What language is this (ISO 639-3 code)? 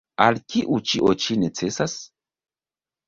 epo